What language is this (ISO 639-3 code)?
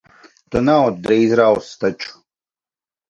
lav